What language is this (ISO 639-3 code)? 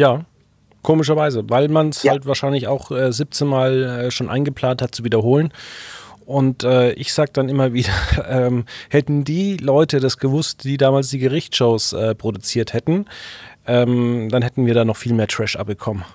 deu